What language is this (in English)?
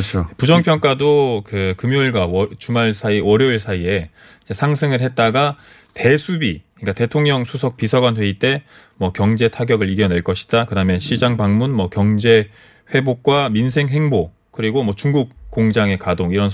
Korean